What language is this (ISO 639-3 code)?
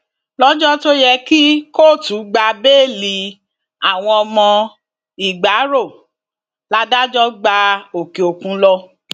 yor